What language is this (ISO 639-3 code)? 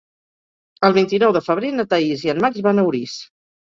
cat